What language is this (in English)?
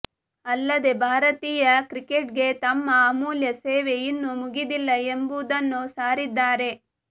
Kannada